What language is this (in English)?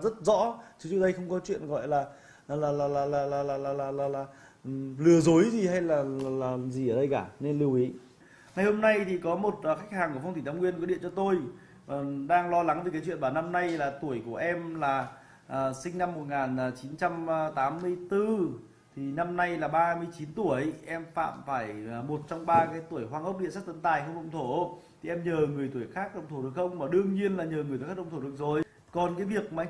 Vietnamese